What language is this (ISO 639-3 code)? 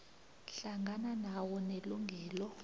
nbl